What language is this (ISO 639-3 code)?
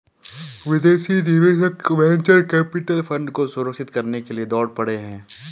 hin